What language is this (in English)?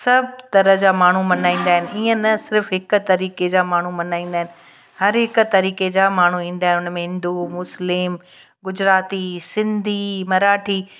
Sindhi